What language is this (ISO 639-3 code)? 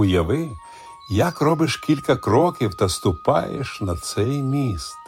ukr